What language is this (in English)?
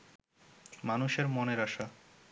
Bangla